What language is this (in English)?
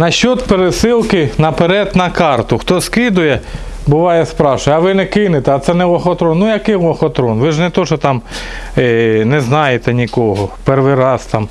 Russian